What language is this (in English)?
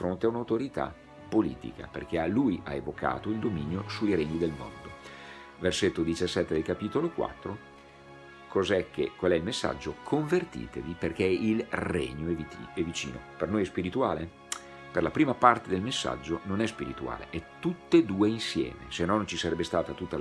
Italian